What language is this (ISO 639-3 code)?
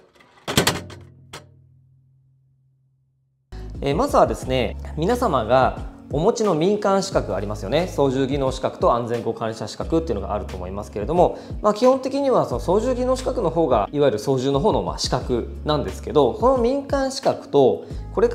jpn